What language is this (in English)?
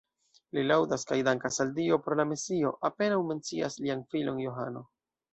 Esperanto